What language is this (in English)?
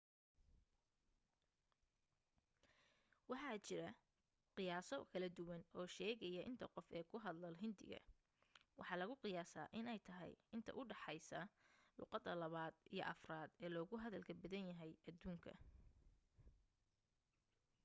Somali